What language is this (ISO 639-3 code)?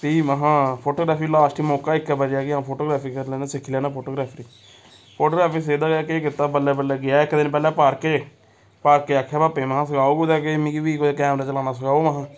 doi